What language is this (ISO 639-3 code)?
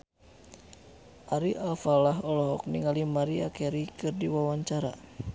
sun